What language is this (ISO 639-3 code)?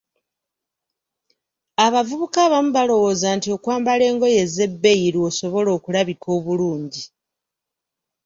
lug